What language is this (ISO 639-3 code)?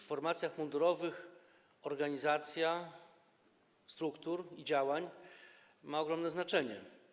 pol